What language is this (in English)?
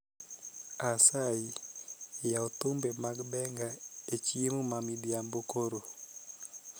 Luo (Kenya and Tanzania)